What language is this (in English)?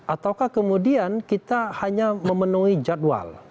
Indonesian